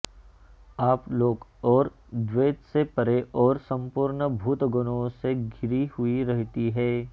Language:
Sanskrit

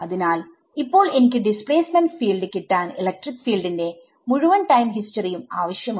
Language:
Malayalam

